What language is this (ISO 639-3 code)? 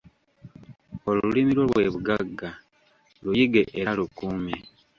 lug